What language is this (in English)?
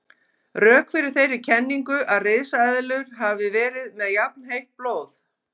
Icelandic